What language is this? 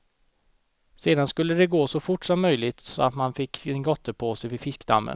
Swedish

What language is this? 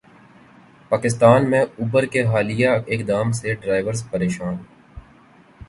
Urdu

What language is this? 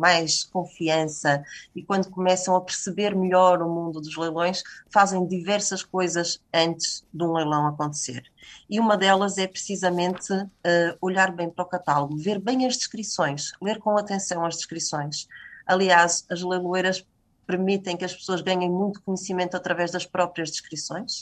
Portuguese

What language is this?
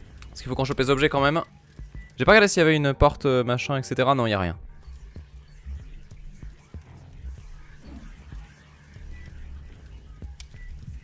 French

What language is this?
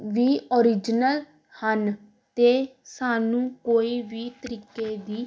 Punjabi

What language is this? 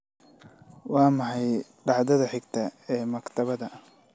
Somali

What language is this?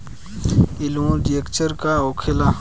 Bhojpuri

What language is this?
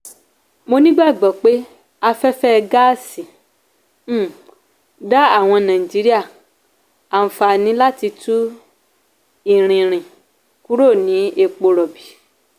Yoruba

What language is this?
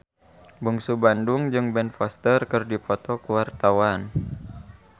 Sundanese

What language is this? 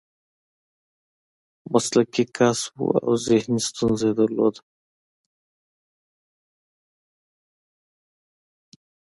Pashto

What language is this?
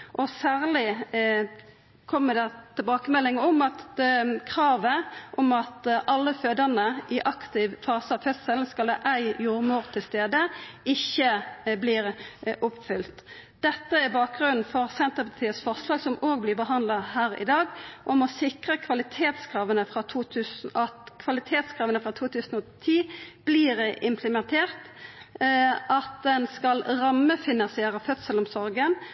Norwegian Nynorsk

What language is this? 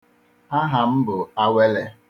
Igbo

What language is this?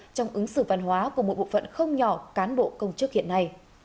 Vietnamese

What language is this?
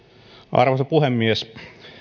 Finnish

